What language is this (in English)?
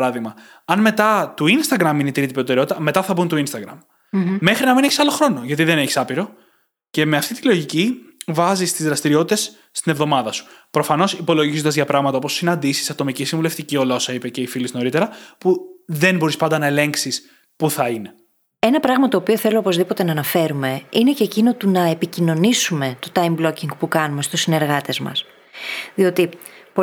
Greek